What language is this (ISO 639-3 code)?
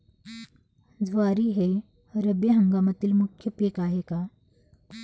mar